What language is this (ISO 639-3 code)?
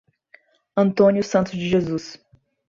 por